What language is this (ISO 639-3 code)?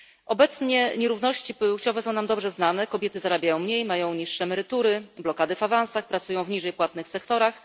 pol